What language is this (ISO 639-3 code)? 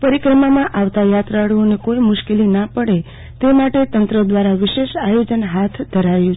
guj